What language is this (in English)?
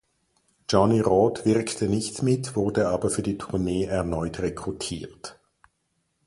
German